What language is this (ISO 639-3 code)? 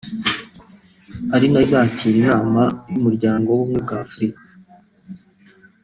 kin